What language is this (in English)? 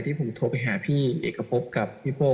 Thai